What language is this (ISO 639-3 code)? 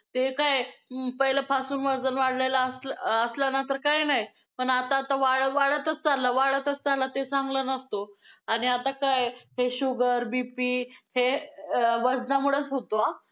mar